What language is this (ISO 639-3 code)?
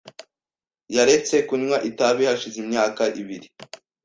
kin